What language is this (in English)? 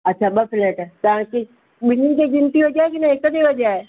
Sindhi